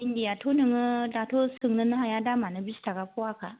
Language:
Bodo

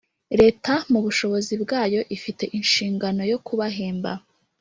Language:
Kinyarwanda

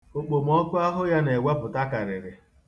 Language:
Igbo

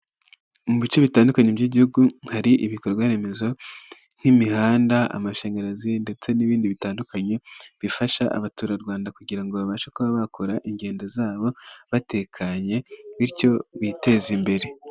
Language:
Kinyarwanda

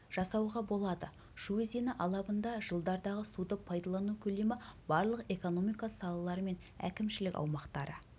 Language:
Kazakh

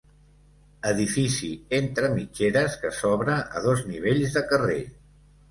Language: Catalan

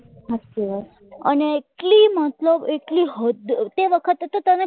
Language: Gujarati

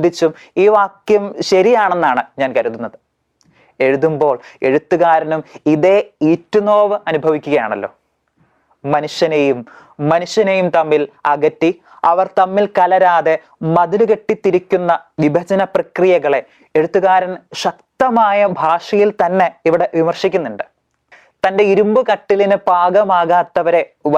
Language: Malayalam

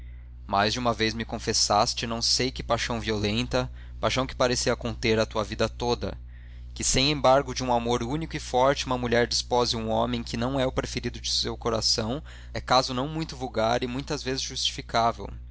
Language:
Portuguese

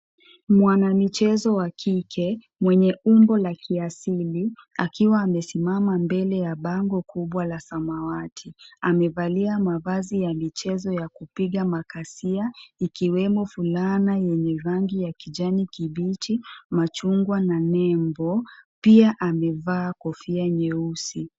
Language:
Swahili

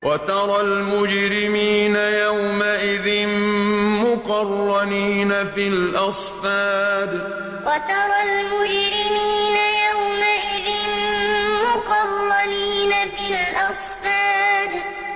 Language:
Arabic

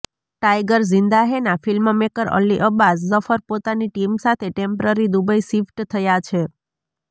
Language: Gujarati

